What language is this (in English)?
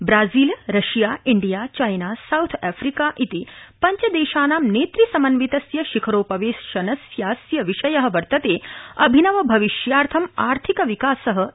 Sanskrit